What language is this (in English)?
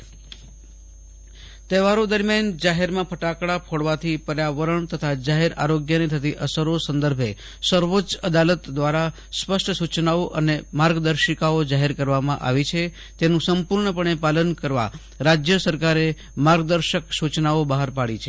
Gujarati